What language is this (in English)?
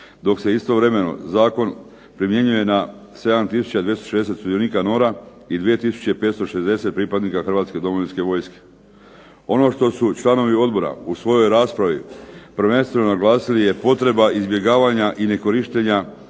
Croatian